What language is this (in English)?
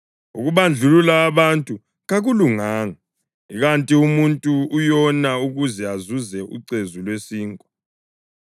North Ndebele